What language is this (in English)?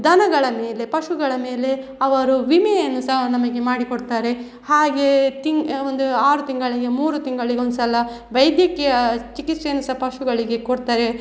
Kannada